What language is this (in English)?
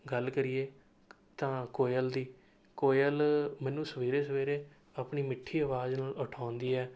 Punjabi